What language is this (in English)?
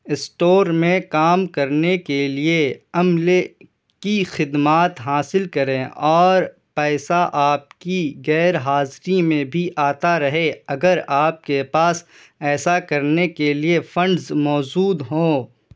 Urdu